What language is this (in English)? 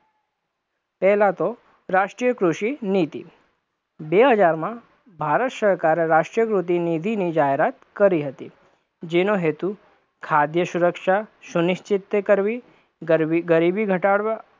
Gujarati